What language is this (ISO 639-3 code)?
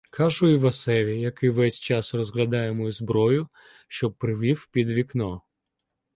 ukr